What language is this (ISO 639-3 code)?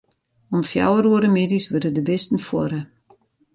fry